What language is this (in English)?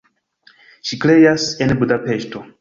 Esperanto